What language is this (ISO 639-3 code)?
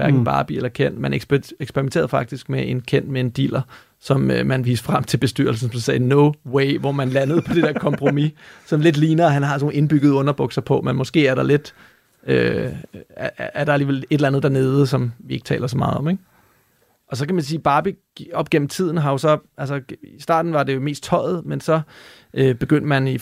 dan